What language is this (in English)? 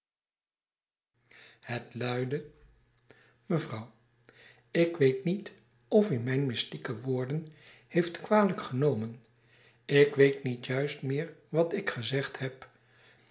Dutch